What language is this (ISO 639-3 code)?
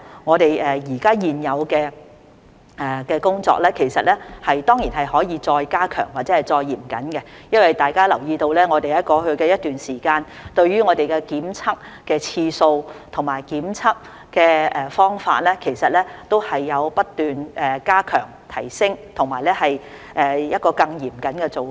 yue